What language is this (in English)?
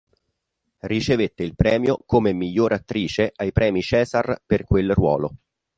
Italian